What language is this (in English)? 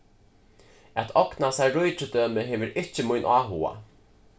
Faroese